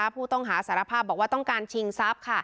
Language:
Thai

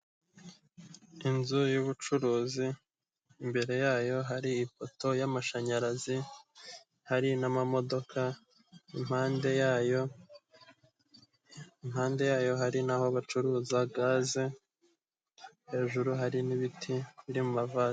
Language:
Kinyarwanda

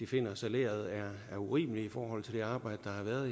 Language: Danish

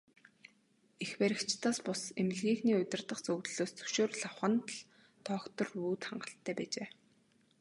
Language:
Mongolian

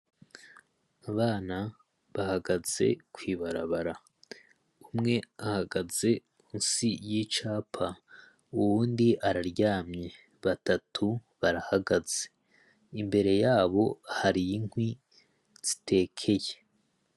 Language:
Rundi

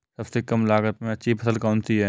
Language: Hindi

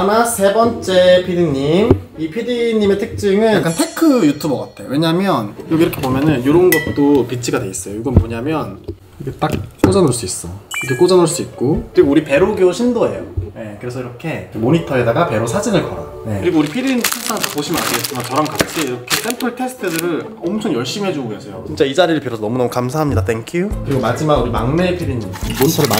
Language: Korean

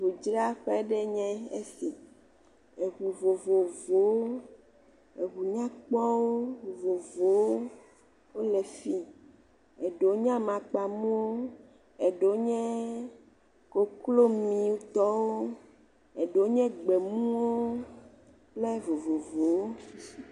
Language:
Ewe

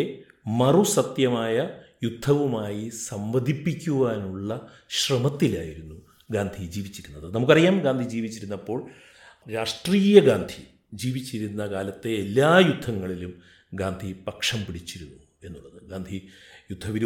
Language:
Malayalam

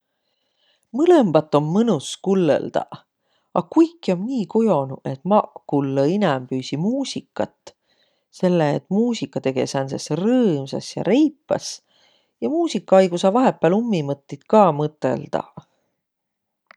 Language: Võro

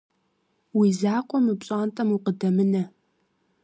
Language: Kabardian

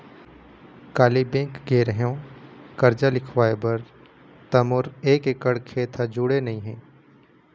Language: Chhattisgarhi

